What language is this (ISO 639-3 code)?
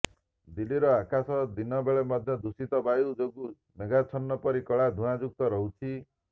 ori